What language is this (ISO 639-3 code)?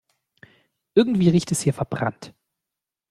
deu